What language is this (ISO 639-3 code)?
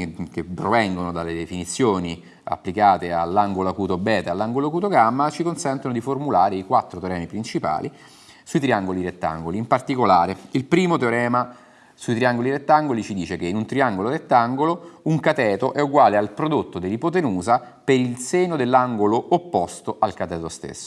ita